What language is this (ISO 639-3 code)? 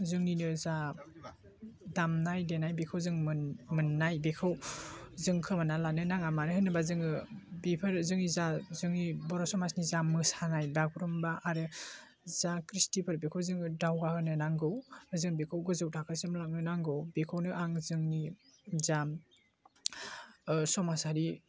brx